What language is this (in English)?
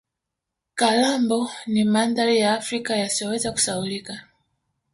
Swahili